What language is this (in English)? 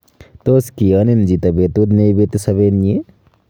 Kalenjin